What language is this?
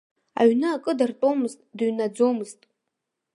Abkhazian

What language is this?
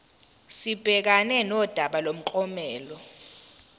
Zulu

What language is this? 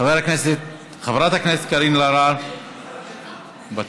Hebrew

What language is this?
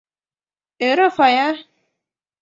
Mari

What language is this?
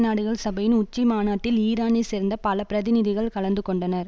Tamil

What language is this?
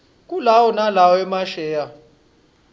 Swati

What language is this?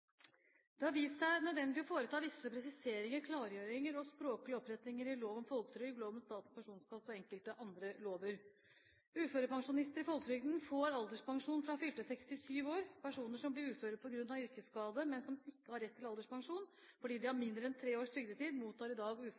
Norwegian Bokmål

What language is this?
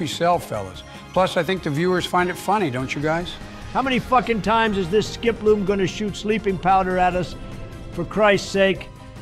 English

